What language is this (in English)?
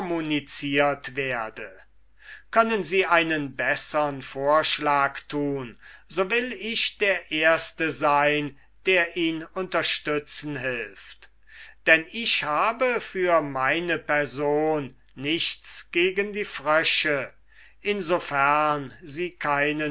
German